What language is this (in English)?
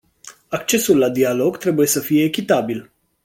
Romanian